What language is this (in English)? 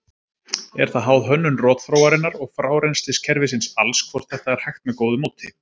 Icelandic